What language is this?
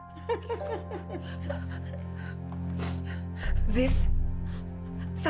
Indonesian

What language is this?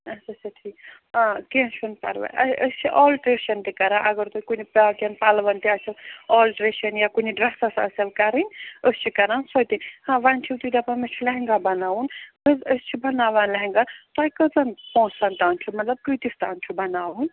Kashmiri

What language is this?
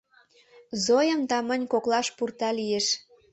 Mari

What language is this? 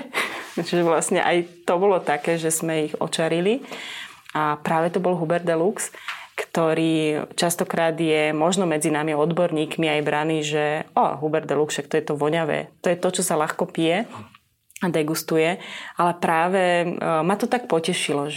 Slovak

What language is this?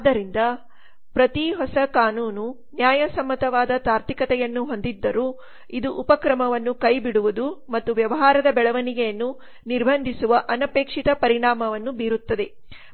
Kannada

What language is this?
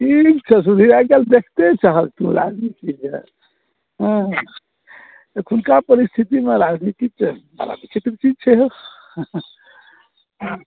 Maithili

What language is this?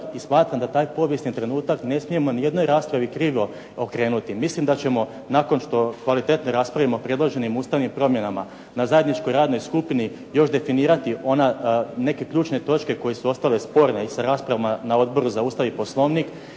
Croatian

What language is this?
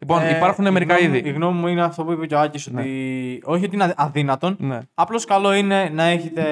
Greek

